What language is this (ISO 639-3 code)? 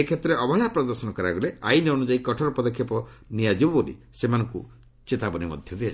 ori